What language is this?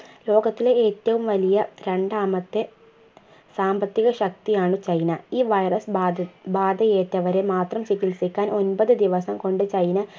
Malayalam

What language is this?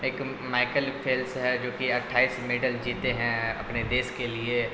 Urdu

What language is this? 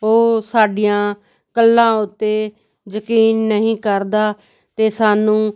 Punjabi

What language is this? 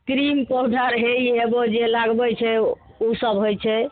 Maithili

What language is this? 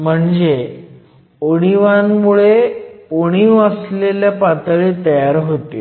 Marathi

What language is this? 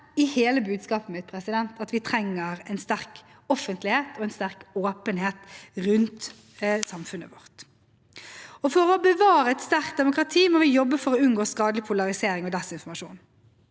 Norwegian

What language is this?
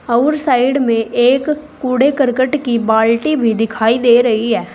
Hindi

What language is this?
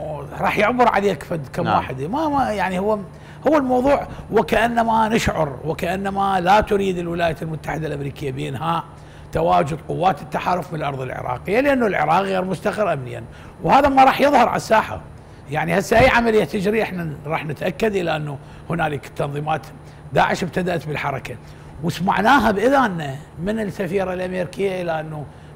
Arabic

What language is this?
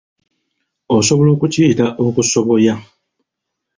Ganda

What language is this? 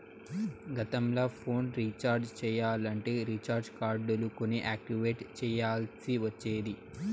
Telugu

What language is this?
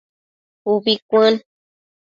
Matsés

